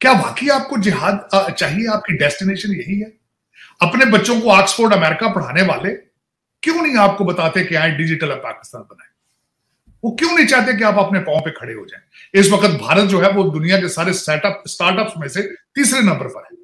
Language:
Hindi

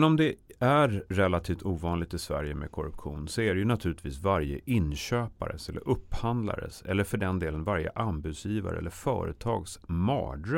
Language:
Swedish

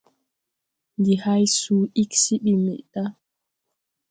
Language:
Tupuri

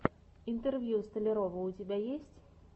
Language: Russian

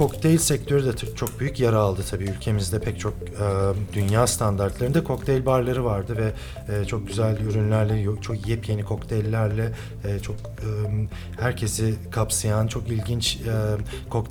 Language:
Turkish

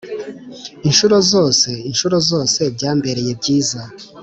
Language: Kinyarwanda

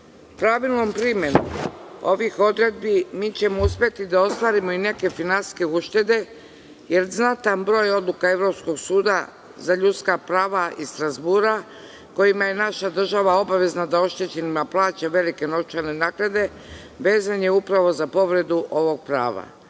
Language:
Serbian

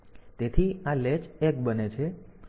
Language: Gujarati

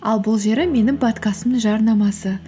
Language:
Kazakh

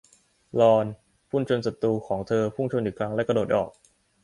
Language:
Thai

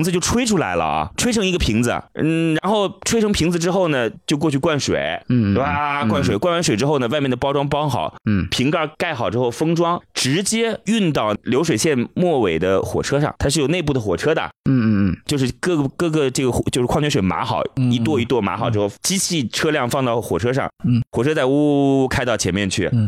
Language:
Chinese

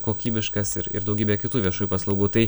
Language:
Lithuanian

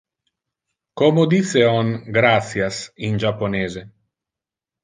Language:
Interlingua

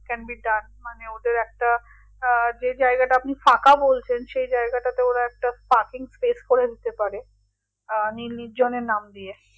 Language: Bangla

